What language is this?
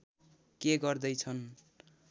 Nepali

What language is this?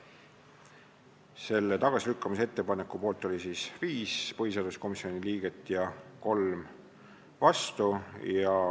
Estonian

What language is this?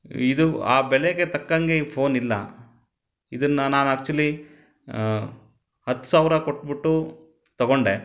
Kannada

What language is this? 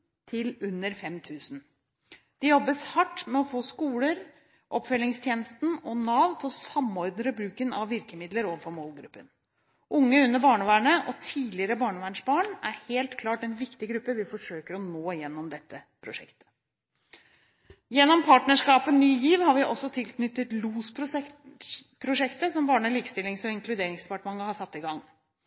Norwegian Bokmål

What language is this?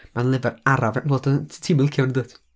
Welsh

